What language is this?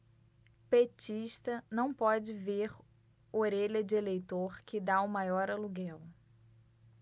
Portuguese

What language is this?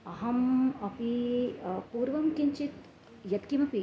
Sanskrit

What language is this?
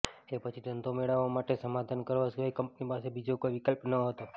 Gujarati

